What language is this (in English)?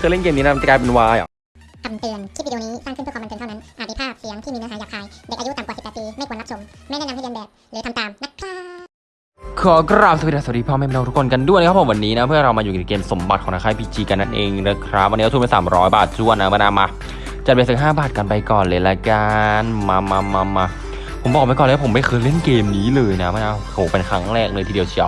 Thai